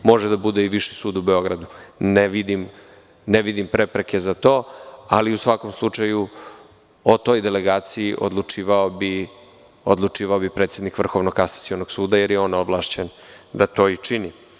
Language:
Serbian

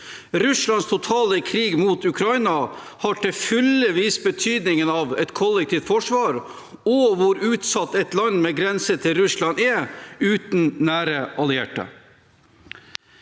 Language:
Norwegian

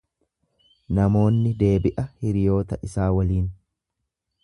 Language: Oromo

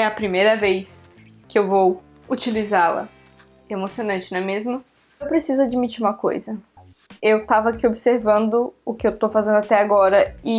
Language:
Portuguese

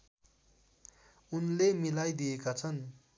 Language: Nepali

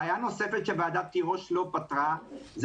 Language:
Hebrew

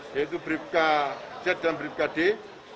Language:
Indonesian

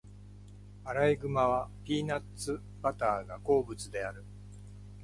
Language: Japanese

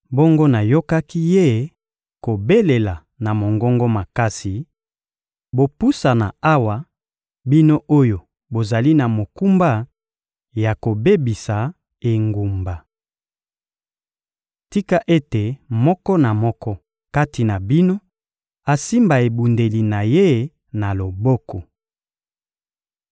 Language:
Lingala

